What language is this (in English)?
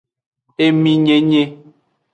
Aja (Benin)